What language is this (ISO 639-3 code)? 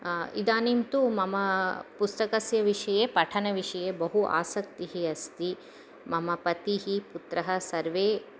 san